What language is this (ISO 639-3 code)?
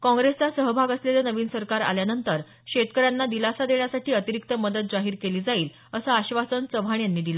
mar